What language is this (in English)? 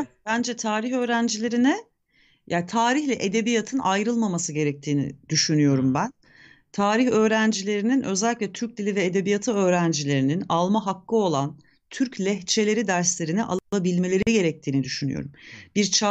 Turkish